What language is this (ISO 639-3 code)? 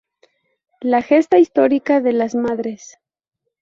spa